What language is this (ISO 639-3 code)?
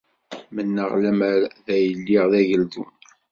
kab